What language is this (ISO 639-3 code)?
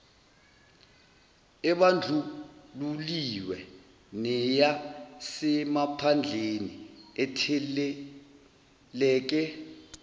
zul